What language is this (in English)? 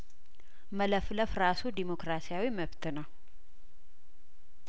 Amharic